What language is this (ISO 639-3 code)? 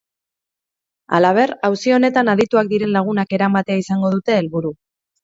eus